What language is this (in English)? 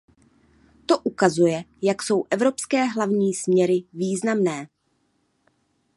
Czech